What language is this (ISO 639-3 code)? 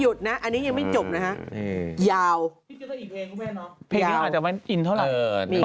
tha